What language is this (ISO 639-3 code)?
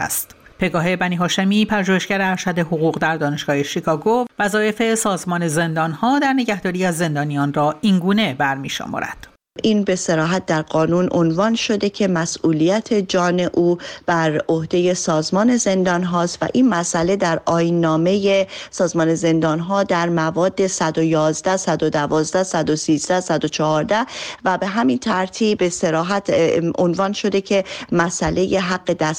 fas